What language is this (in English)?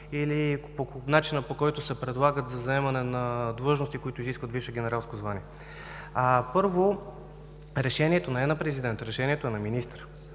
Bulgarian